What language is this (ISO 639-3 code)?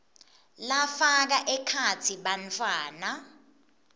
ssw